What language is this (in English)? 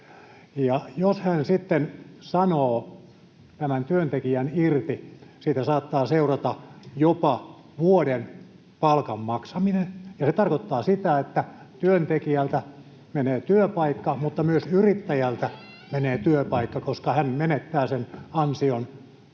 Finnish